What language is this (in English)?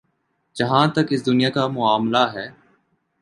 Urdu